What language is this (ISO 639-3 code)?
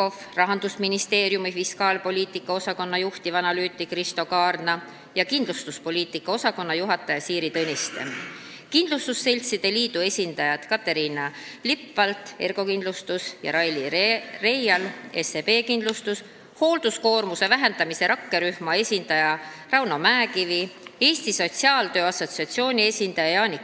est